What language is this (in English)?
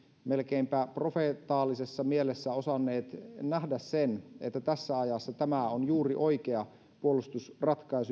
Finnish